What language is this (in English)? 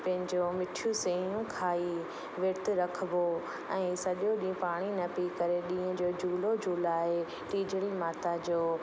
Sindhi